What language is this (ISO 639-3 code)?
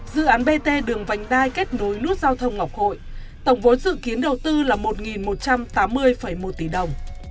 vie